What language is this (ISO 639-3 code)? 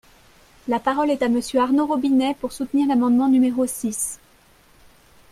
fra